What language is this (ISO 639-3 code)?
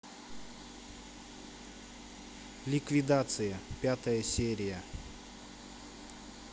rus